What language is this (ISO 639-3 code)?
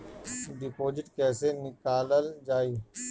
bho